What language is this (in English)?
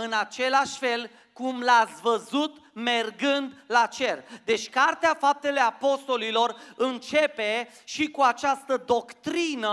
Romanian